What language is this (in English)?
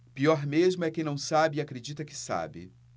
Portuguese